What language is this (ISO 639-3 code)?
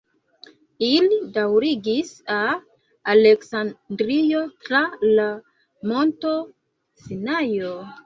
epo